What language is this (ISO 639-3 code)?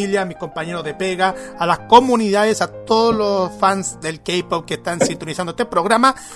spa